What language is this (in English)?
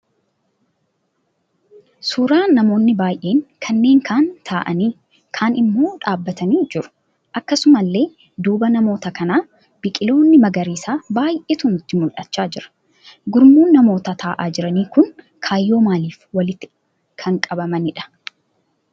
Oromo